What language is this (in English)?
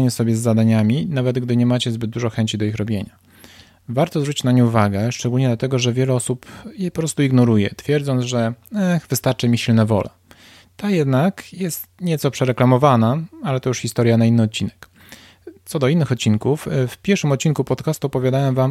Polish